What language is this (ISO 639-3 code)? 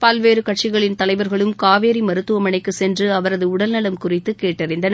tam